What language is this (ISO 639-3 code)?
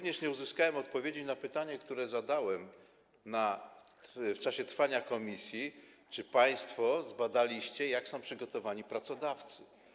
pol